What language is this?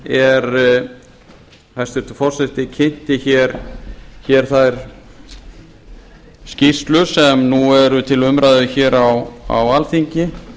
Icelandic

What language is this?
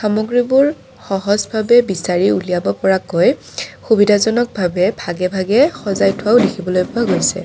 Assamese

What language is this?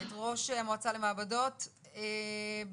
Hebrew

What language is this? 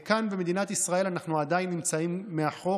Hebrew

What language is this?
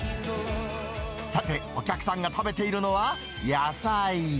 Japanese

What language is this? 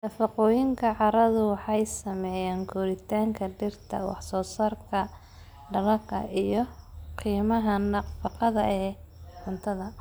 Somali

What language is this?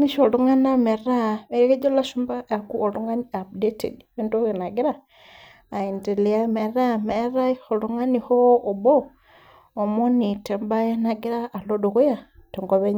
Masai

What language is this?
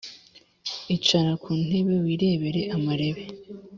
Kinyarwanda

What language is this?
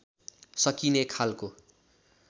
Nepali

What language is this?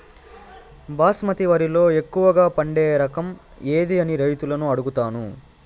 Telugu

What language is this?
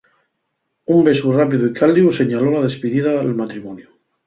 Asturian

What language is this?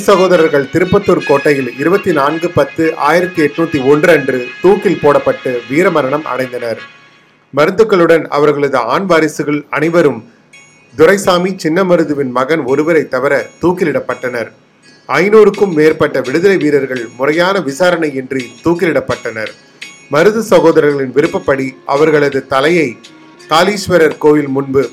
Tamil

